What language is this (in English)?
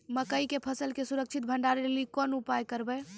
Maithili